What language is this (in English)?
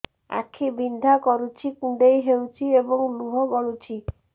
Odia